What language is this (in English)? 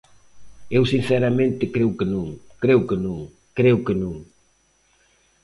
Galician